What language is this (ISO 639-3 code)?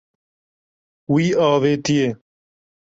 kur